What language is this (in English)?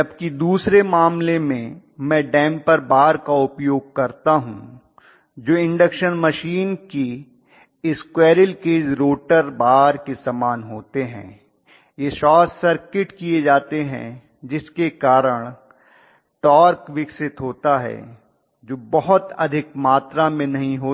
Hindi